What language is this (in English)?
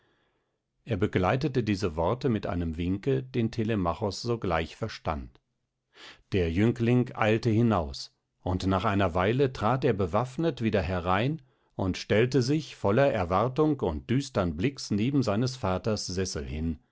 German